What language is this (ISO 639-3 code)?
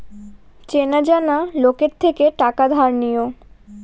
ben